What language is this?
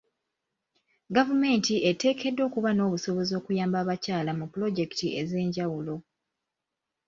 Ganda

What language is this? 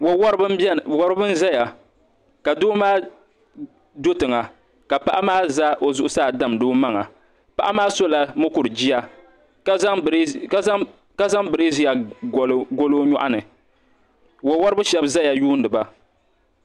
Dagbani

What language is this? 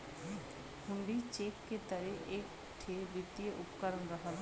Bhojpuri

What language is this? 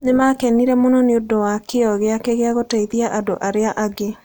Kikuyu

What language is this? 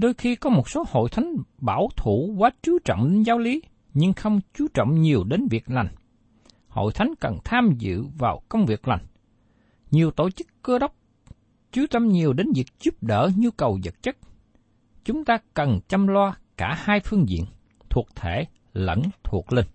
Vietnamese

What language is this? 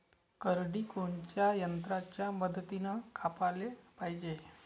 Marathi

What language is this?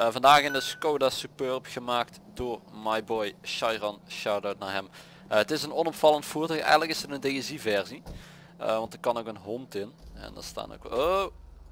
Dutch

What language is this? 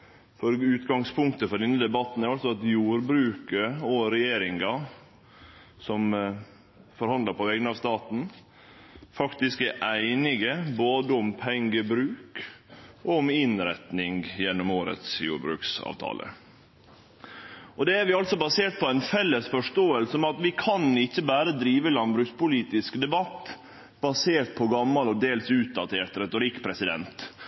Norwegian Nynorsk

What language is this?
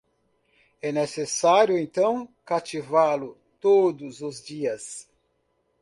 Portuguese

